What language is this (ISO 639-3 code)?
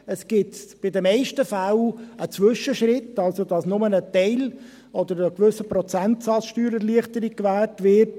gsw